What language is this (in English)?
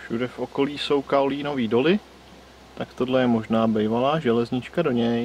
Czech